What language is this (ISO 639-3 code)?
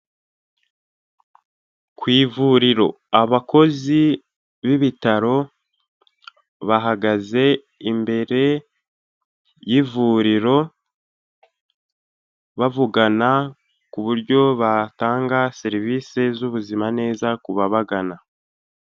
kin